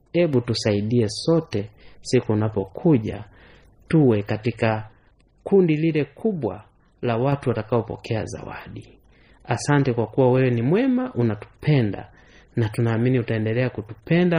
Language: Swahili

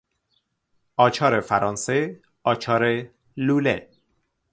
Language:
Persian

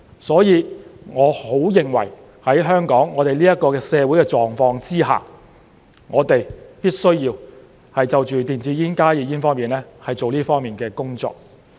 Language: Cantonese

